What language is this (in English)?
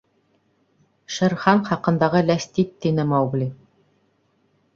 Bashkir